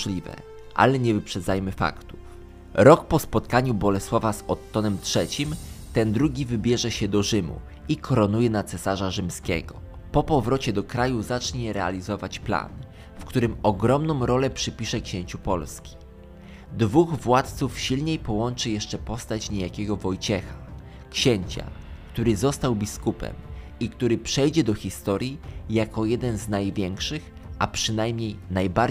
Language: Polish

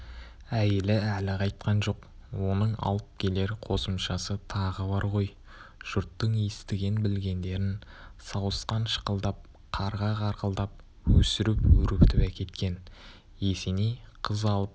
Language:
Kazakh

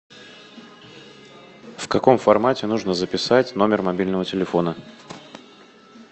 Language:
Russian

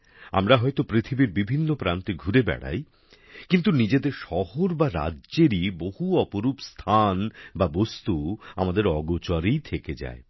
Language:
Bangla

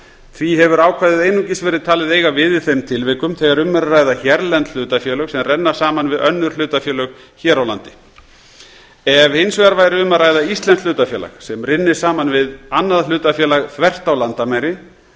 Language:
Icelandic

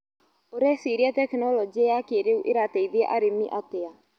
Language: Kikuyu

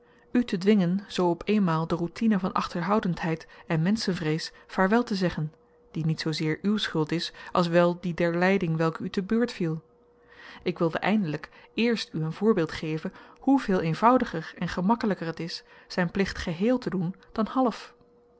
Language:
Dutch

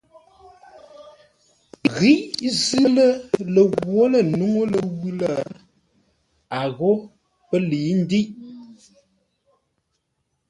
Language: Ngombale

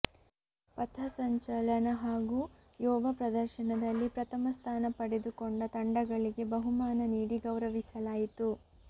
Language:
Kannada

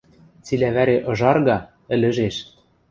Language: Western Mari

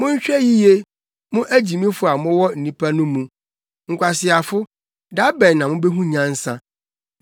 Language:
Akan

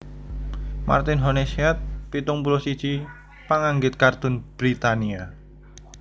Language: Javanese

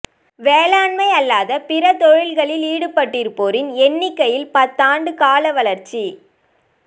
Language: Tamil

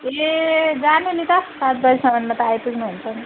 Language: Nepali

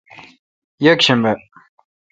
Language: Kalkoti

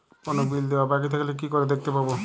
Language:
Bangla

